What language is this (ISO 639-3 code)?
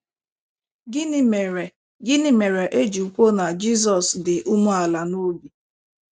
ibo